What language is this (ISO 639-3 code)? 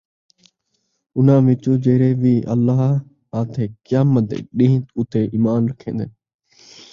skr